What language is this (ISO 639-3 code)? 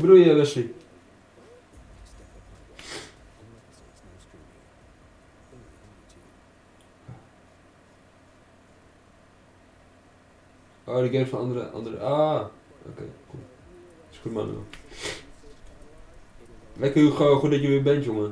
nld